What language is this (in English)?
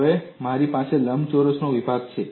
Gujarati